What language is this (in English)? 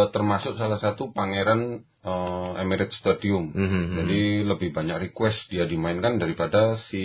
Indonesian